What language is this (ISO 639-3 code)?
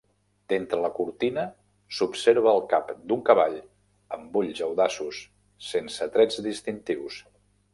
cat